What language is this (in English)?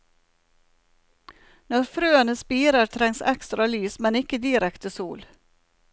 Norwegian